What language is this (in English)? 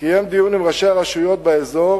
Hebrew